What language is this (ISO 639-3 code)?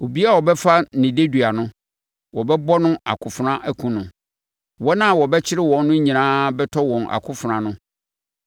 aka